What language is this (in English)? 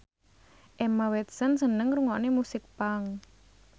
Javanese